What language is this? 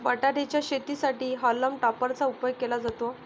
Marathi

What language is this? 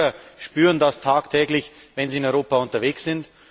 German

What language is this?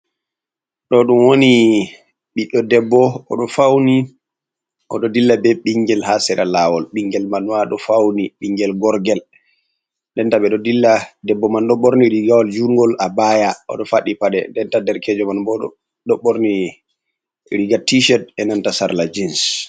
Fula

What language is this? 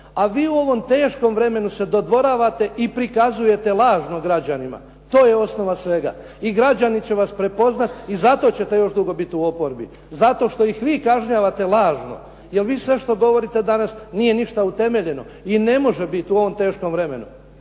Croatian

